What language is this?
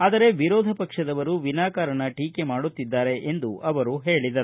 Kannada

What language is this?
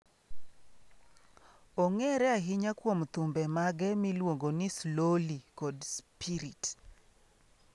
Luo (Kenya and Tanzania)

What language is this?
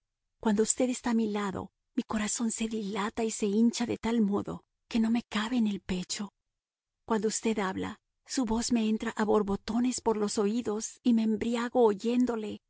Spanish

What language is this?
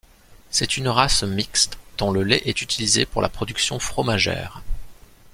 French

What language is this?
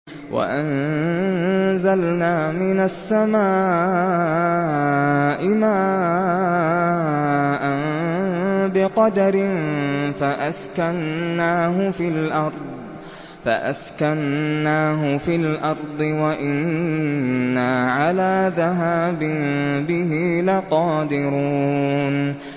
Arabic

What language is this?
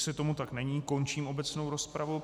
Czech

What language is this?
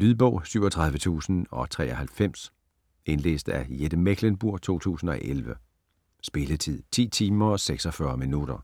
Danish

